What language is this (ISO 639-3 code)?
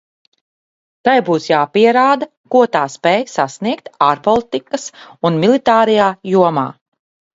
lav